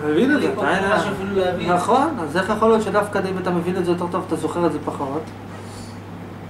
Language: Hebrew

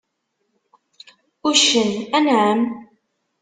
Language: Kabyle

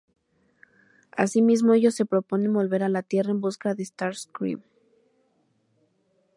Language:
Spanish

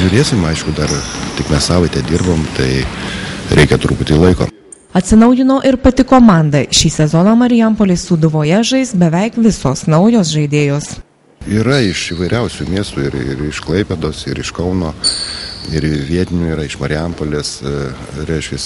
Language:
Lithuanian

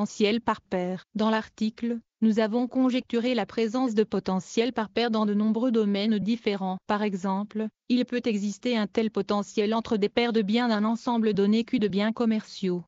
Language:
French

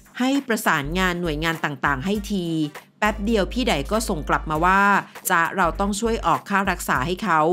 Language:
Thai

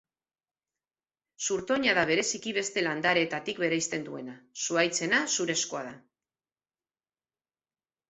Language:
Basque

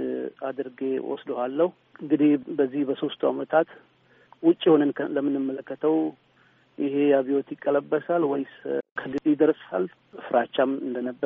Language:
Amharic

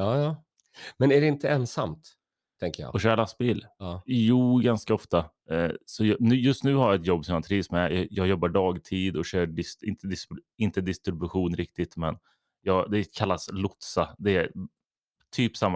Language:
Swedish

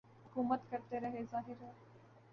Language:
Urdu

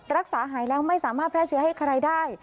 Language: Thai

